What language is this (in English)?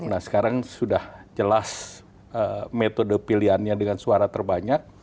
Indonesian